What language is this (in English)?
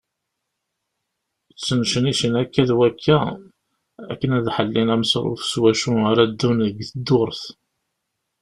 Kabyle